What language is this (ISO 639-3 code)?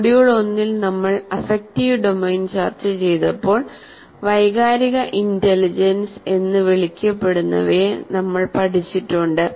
mal